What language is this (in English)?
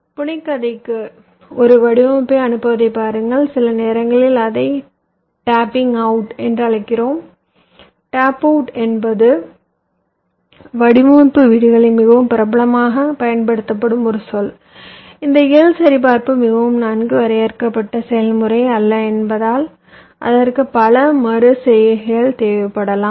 Tamil